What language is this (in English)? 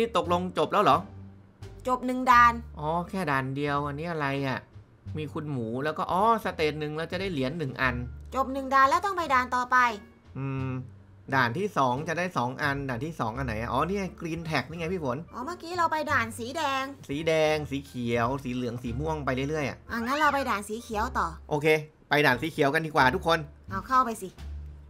Thai